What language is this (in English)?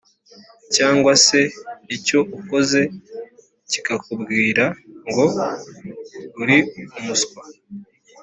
Kinyarwanda